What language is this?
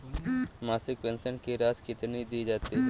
Hindi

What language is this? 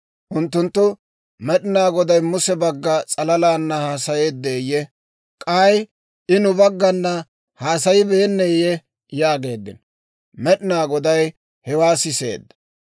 Dawro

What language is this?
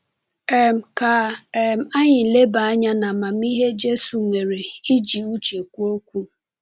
Igbo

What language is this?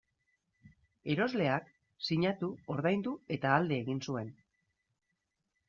Basque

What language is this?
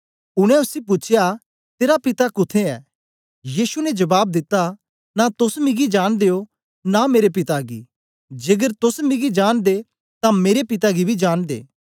Dogri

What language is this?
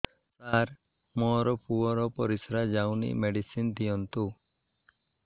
Odia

